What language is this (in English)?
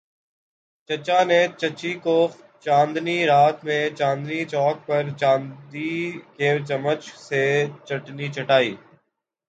Urdu